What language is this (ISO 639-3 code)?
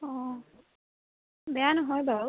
asm